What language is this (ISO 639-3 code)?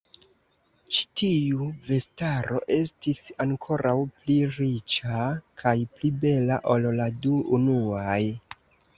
epo